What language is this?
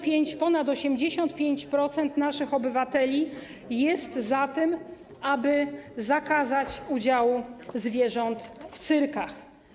Polish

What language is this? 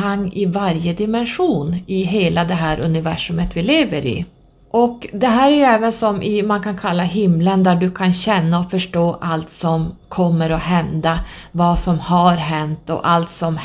Swedish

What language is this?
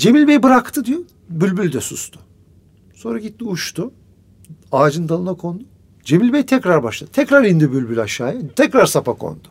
Turkish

